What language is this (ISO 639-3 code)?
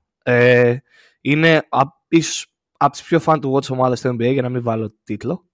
ell